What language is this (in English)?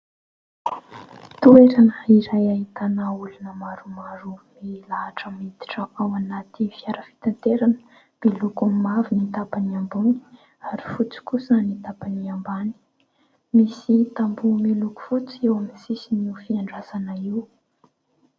Malagasy